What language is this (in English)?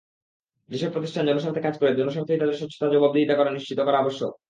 Bangla